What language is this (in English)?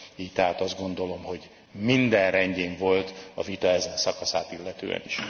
Hungarian